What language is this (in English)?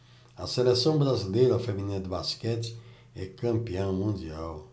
Portuguese